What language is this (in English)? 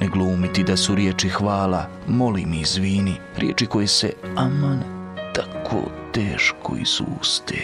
Croatian